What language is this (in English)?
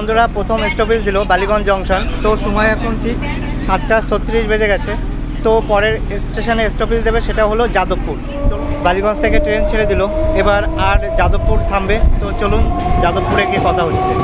Bangla